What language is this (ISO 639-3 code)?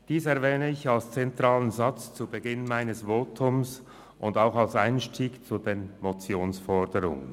gsw